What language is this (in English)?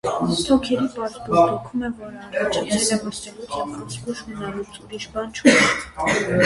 Armenian